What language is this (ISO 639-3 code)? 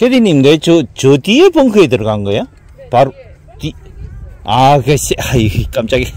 kor